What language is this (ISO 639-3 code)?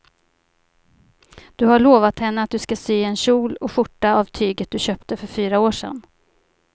swe